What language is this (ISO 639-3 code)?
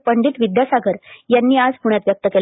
mar